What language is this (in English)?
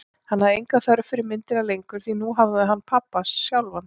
Icelandic